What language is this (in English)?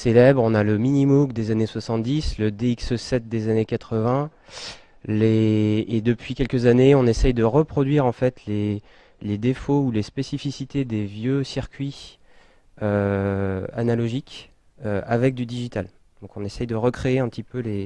French